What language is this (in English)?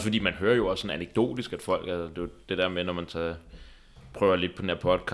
Danish